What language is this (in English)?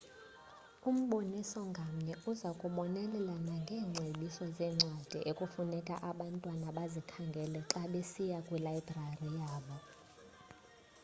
Xhosa